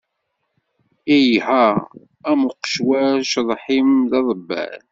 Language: Kabyle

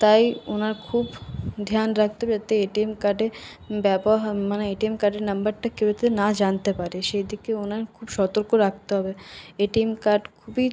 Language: Bangla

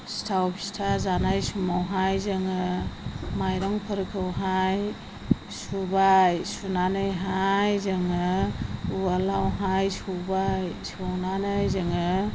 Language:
Bodo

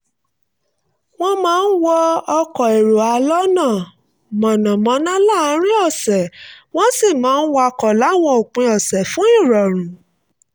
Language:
Yoruba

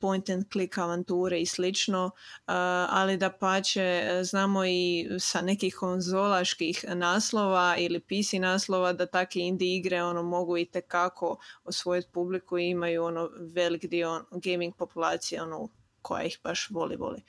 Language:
Croatian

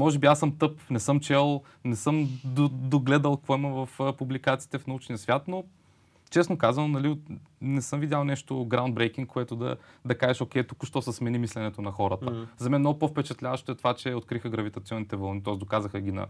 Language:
Bulgarian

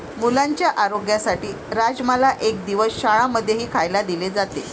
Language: Marathi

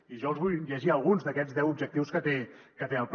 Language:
Catalan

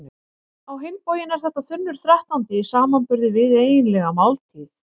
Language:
Icelandic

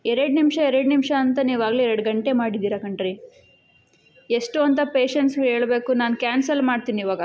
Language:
Kannada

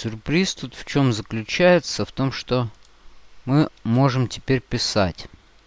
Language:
Russian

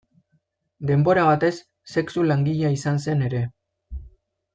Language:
Basque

